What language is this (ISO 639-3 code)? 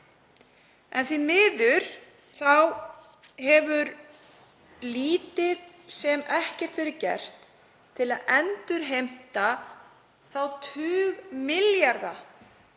isl